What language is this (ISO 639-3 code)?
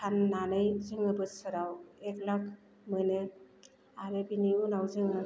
brx